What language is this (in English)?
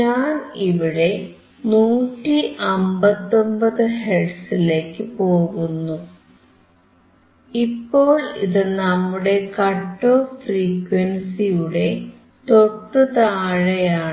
Malayalam